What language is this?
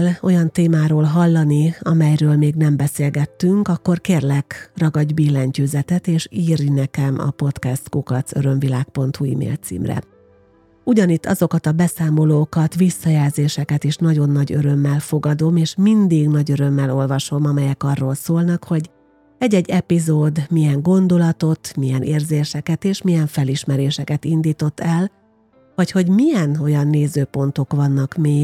Hungarian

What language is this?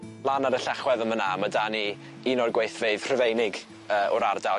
Welsh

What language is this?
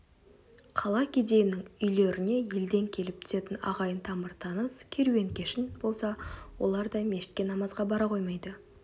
Kazakh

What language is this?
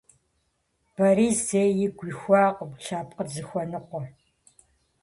Kabardian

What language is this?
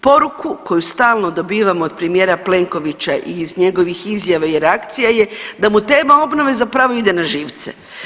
Croatian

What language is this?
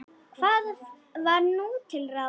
Icelandic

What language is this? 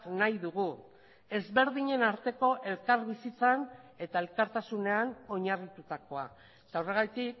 Basque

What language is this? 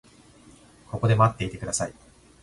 Japanese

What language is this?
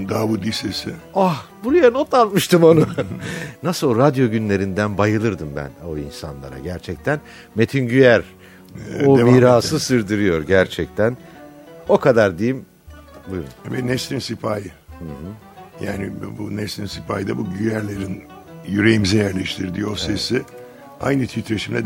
Turkish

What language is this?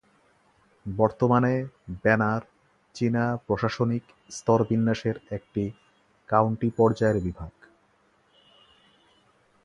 Bangla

